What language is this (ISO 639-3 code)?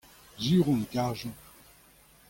bre